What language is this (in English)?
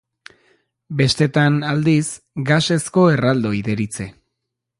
Basque